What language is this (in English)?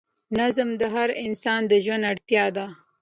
Pashto